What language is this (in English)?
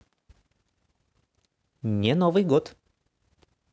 Russian